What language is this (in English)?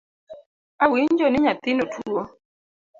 Luo (Kenya and Tanzania)